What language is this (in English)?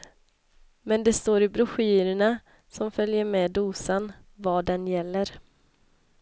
Swedish